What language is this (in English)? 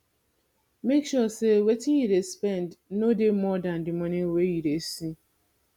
Nigerian Pidgin